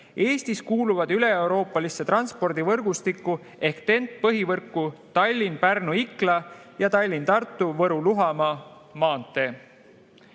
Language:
Estonian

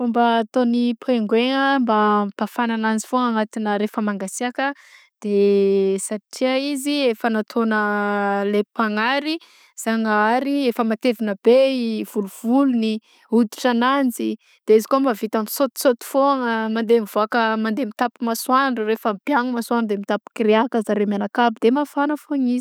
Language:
Southern Betsimisaraka Malagasy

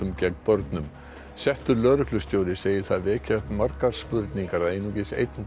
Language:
Icelandic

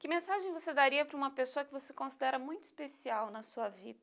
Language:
Portuguese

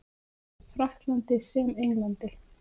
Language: Icelandic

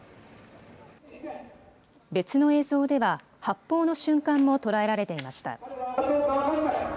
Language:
Japanese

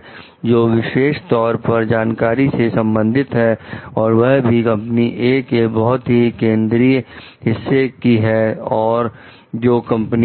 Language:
Hindi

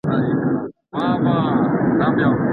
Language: Pashto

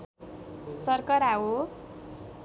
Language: Nepali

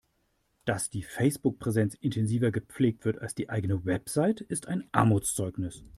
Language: German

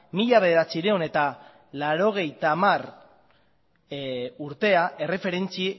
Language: Basque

